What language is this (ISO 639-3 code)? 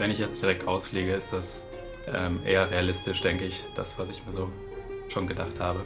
deu